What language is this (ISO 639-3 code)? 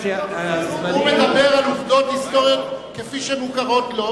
heb